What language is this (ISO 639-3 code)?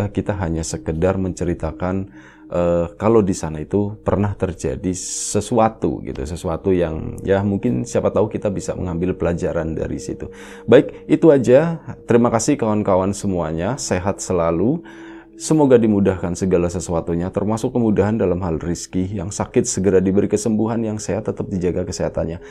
ind